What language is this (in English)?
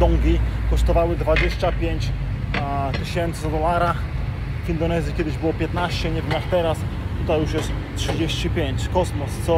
Polish